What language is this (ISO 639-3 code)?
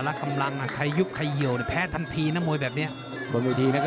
tha